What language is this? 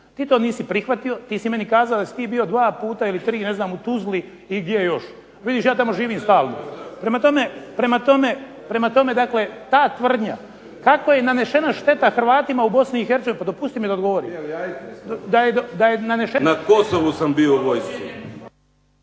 Croatian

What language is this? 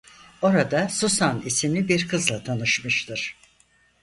Turkish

